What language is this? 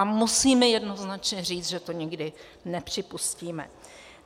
Czech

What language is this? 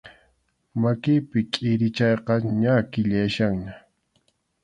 Arequipa-La Unión Quechua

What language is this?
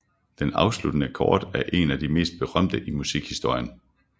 Danish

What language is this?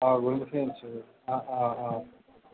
Assamese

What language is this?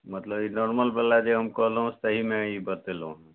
Maithili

